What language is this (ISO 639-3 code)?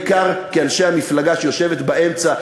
heb